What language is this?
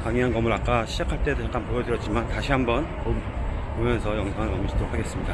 Korean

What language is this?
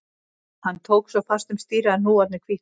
Icelandic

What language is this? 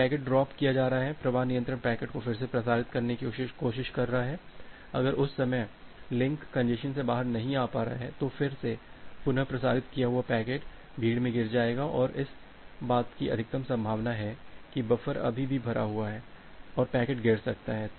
Hindi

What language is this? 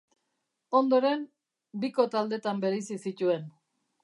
Basque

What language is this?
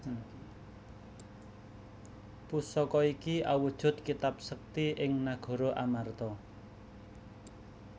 Javanese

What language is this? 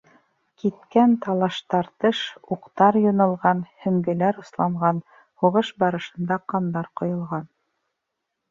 Bashkir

